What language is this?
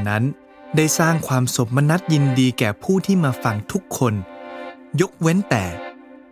Thai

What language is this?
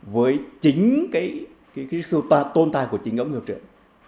Vietnamese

